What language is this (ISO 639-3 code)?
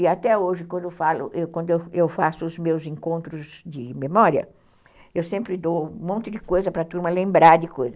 por